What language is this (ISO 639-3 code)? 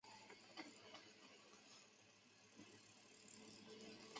zho